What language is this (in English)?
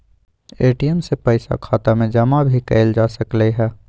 Magahi